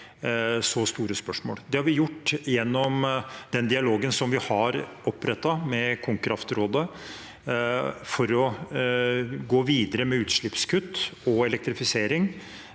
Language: Norwegian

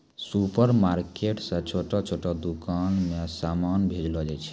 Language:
Maithili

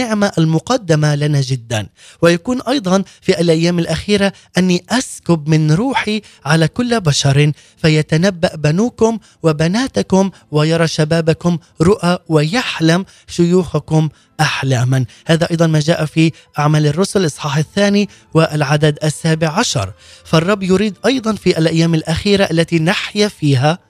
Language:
Arabic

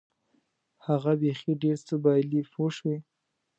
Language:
Pashto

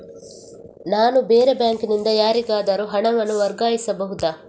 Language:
Kannada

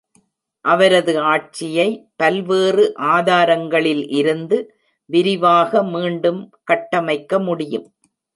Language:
Tamil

